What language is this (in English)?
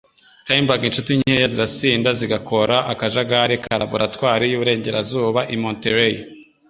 Kinyarwanda